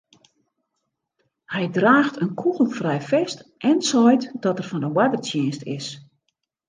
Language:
Western Frisian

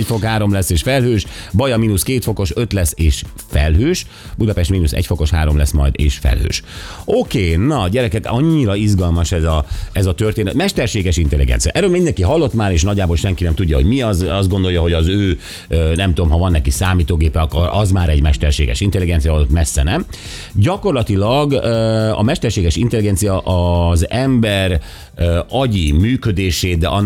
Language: Hungarian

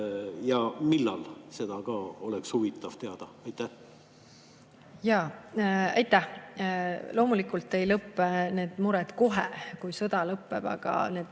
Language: Estonian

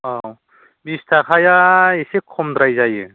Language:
Bodo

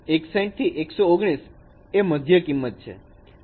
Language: Gujarati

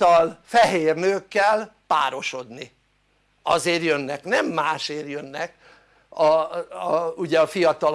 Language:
Hungarian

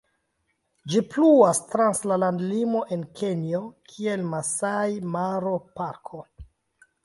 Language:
Esperanto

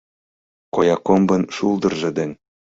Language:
Mari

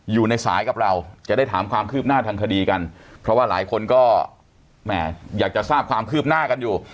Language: Thai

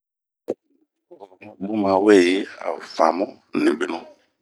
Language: Bomu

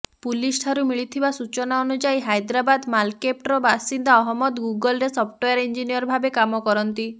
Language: Odia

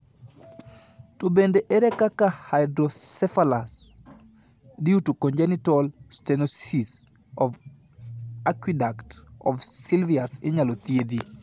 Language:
Luo (Kenya and Tanzania)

